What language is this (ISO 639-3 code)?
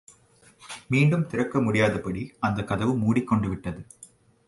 tam